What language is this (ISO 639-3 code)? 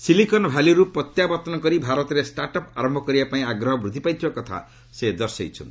ori